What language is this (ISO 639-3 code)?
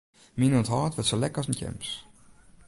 fry